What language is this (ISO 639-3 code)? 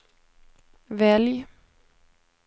swe